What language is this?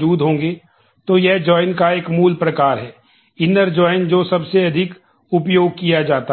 Hindi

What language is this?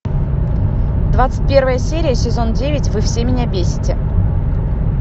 Russian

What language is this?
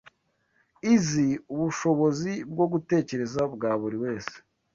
Kinyarwanda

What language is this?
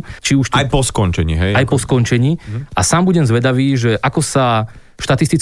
Slovak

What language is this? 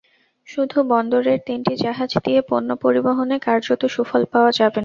Bangla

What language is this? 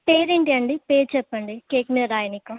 Telugu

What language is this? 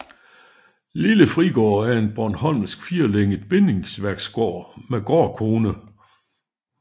Danish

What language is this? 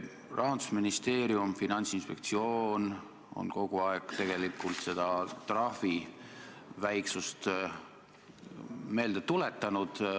Estonian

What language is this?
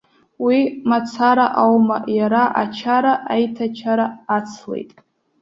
Abkhazian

